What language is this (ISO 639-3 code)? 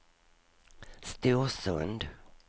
swe